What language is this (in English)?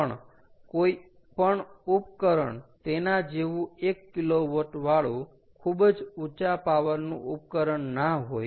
Gujarati